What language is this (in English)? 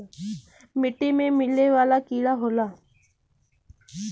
Bhojpuri